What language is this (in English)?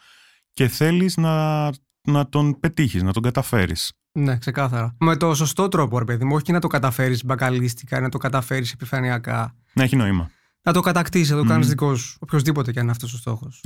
Greek